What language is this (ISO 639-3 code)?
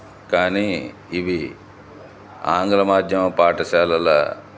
tel